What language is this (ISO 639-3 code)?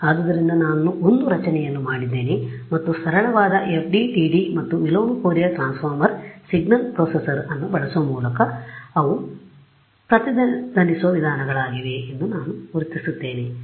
kan